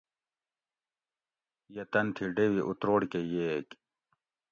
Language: Gawri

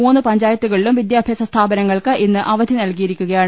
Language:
Malayalam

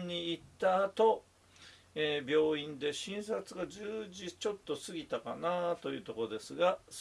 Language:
Japanese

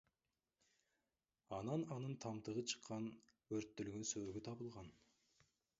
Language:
Kyrgyz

